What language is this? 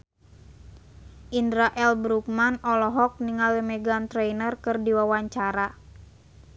Sundanese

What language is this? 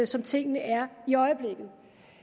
Danish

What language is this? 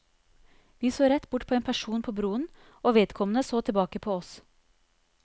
Norwegian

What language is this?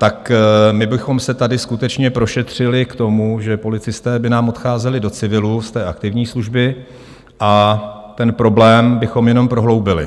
Czech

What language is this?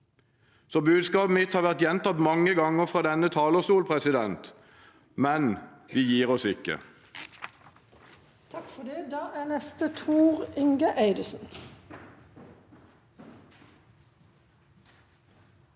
Norwegian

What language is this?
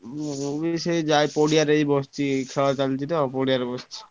Odia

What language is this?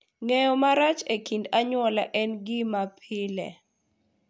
Luo (Kenya and Tanzania)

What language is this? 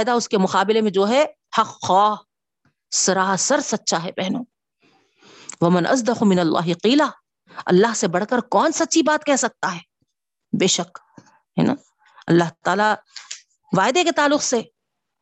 Urdu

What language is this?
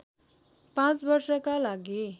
Nepali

